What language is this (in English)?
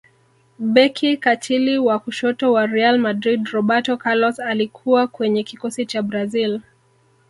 Swahili